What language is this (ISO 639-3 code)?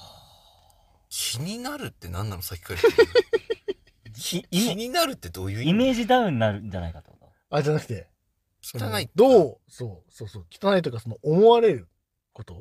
jpn